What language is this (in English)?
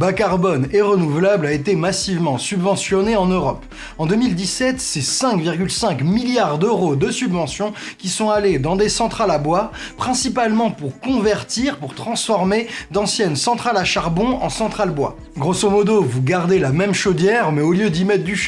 French